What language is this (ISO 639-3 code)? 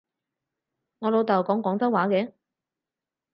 yue